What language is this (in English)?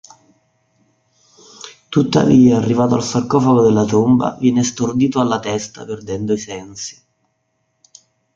Italian